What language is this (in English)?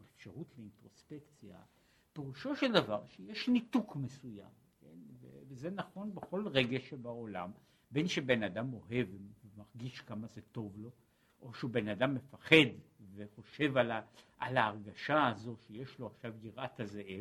Hebrew